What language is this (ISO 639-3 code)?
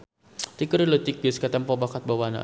sun